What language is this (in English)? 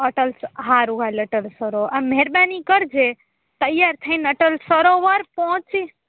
Gujarati